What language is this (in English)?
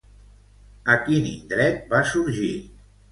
Catalan